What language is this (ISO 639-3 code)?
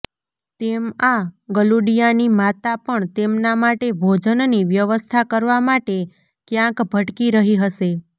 guj